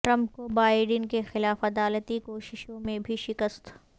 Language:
Urdu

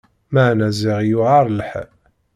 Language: Kabyle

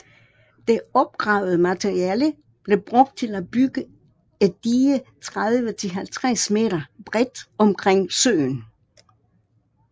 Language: Danish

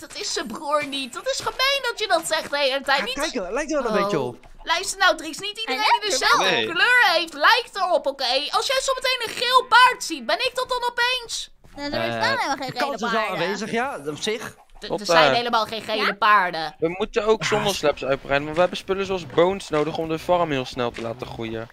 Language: Dutch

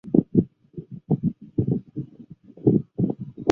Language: Chinese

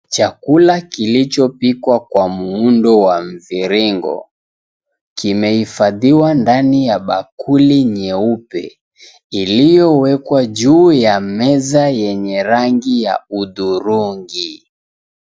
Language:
Swahili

